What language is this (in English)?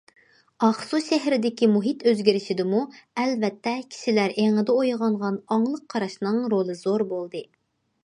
Uyghur